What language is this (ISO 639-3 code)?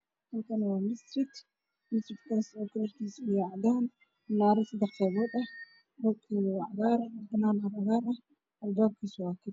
som